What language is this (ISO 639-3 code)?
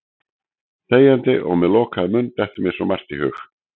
isl